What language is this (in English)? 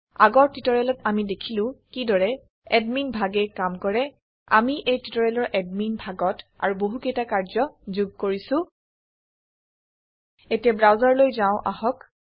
Assamese